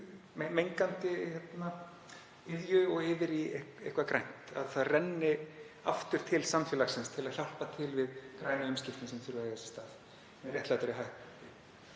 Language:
Icelandic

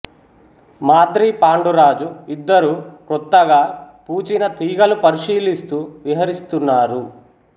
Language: Telugu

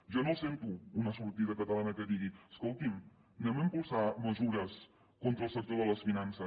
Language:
Catalan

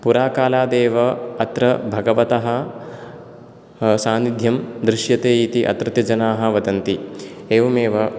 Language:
Sanskrit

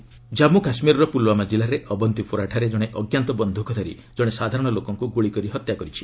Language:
Odia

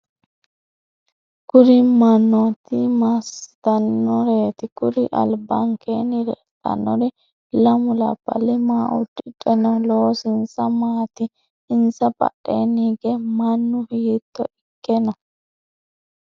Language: Sidamo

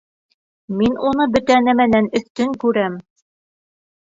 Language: Bashkir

